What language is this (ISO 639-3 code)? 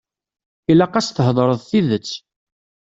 kab